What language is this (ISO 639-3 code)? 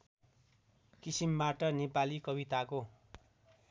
nep